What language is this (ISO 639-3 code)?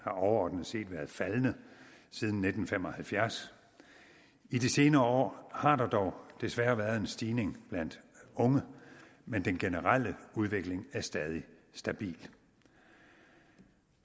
dan